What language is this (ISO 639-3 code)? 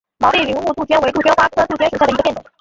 zho